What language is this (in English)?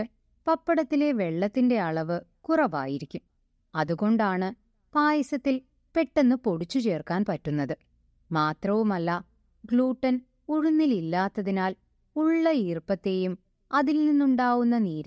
Malayalam